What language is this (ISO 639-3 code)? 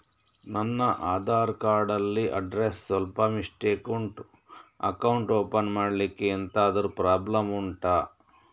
kan